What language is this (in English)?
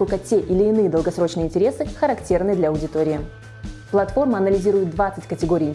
Russian